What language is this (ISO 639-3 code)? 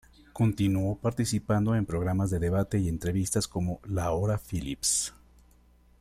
spa